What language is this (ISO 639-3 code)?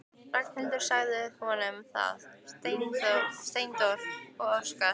isl